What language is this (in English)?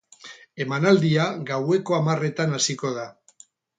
Basque